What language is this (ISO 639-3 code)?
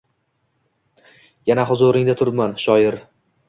uzb